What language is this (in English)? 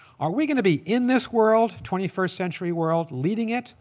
English